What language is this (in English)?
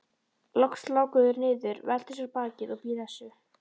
Icelandic